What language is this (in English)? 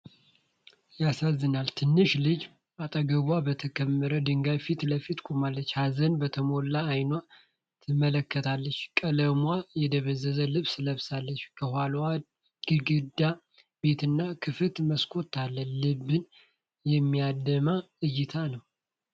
Amharic